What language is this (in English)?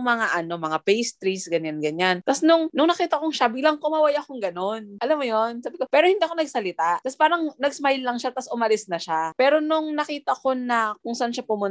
Filipino